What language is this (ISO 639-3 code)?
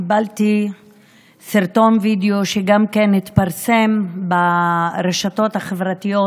heb